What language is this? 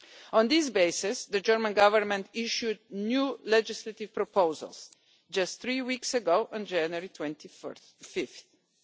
English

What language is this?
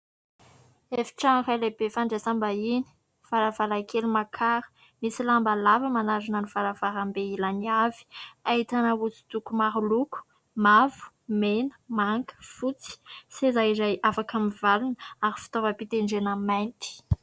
Malagasy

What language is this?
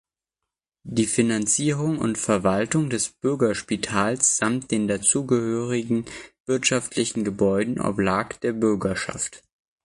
German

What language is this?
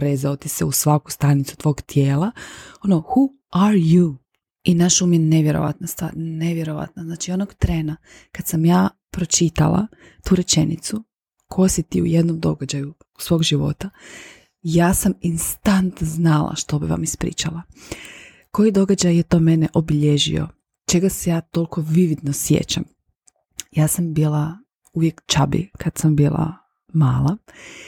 Croatian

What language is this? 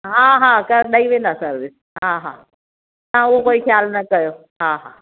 Sindhi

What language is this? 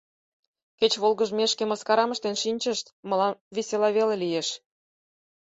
Mari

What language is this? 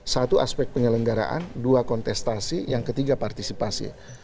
Indonesian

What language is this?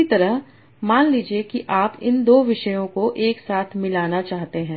Hindi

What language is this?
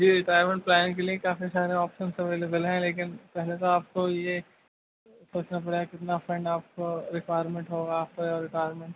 Urdu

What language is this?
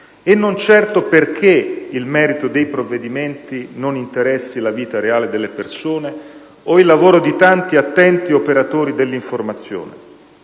Italian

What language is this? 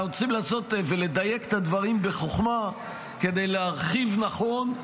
Hebrew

